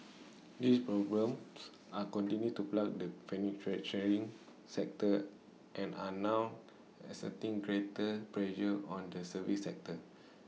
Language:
English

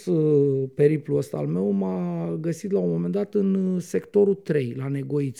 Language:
Romanian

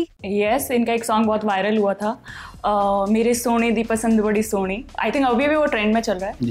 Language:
Punjabi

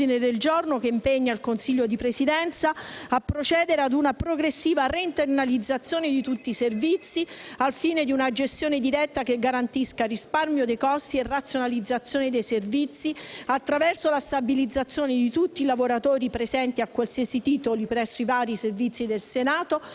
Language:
Italian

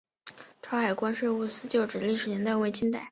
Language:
Chinese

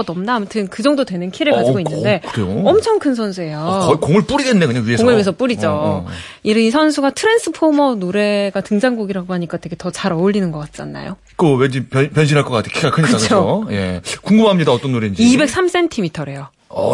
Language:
Korean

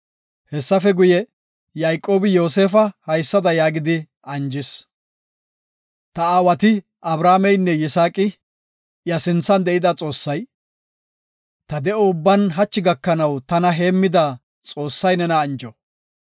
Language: Gofa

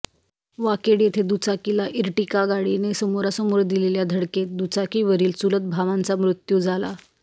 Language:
Marathi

